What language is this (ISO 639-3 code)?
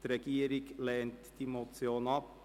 gsw